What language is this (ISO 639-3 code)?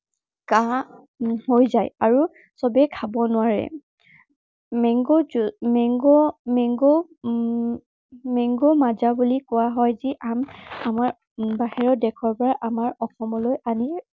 asm